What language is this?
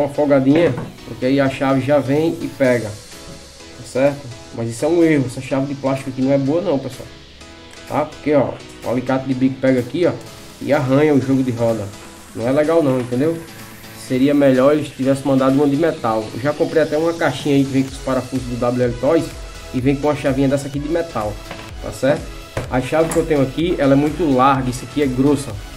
Portuguese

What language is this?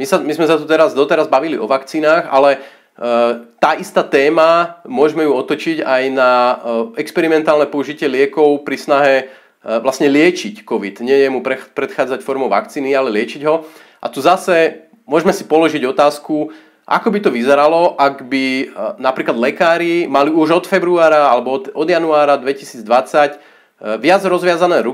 Slovak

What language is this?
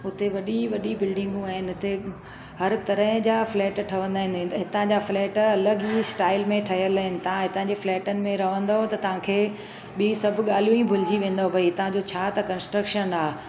Sindhi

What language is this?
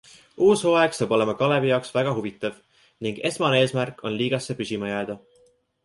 Estonian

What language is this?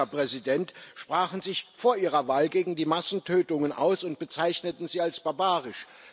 German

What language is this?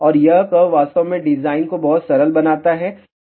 Hindi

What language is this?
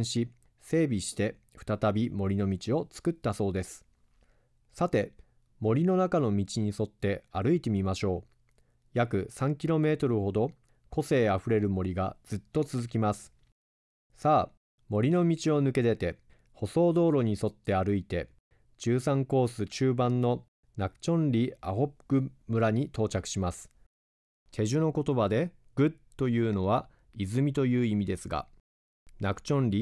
Japanese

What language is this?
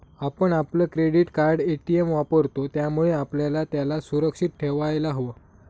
Marathi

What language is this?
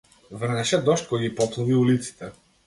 Macedonian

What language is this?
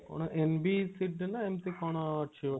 Odia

